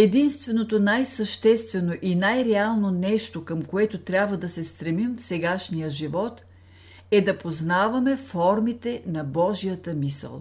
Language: Bulgarian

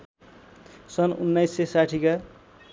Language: Nepali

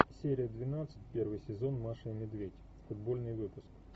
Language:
Russian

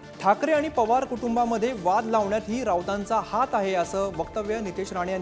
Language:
Hindi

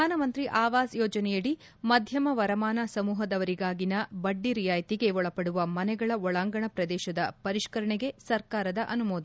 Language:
Kannada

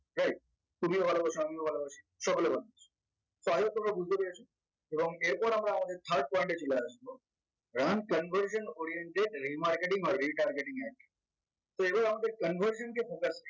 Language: Bangla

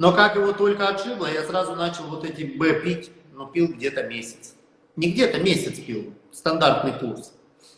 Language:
Russian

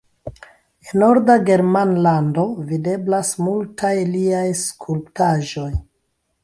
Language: Esperanto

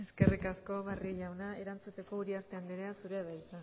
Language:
Basque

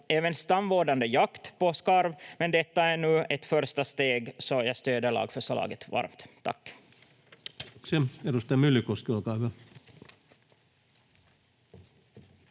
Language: Finnish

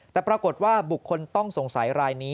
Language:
Thai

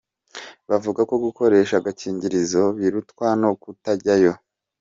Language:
Kinyarwanda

